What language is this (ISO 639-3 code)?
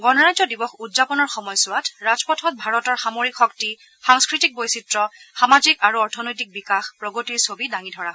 asm